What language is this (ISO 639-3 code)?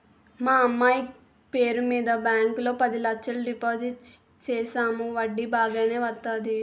tel